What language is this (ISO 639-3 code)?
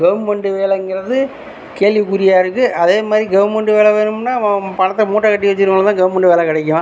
tam